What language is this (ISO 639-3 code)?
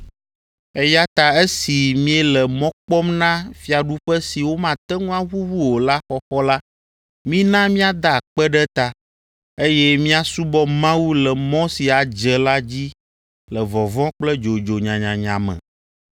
ewe